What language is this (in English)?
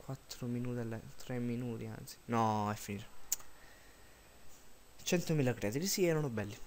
Italian